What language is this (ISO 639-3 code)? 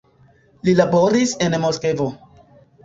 epo